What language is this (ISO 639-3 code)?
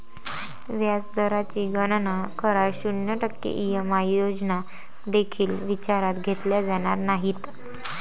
mar